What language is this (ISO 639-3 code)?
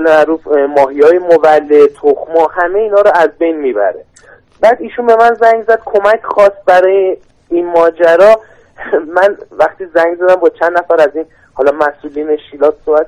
fas